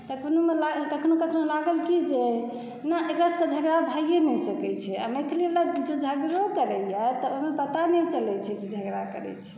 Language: Maithili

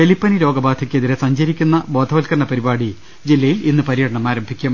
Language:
Malayalam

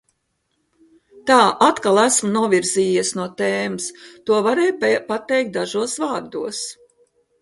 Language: Latvian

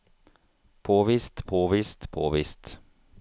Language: Norwegian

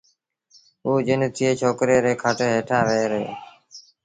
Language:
Sindhi Bhil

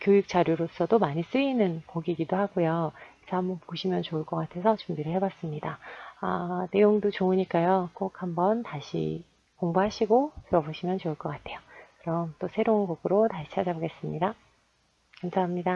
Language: Korean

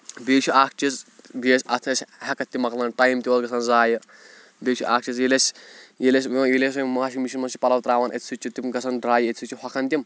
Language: Kashmiri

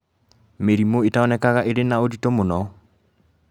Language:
Kikuyu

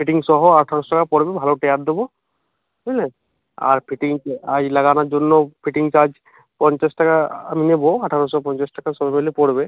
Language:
Bangla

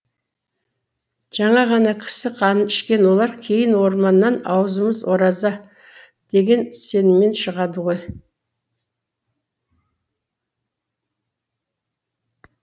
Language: Kazakh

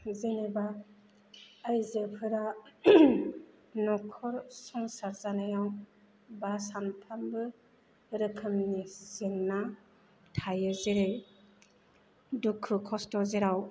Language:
Bodo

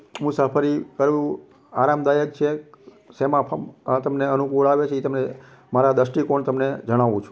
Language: Gujarati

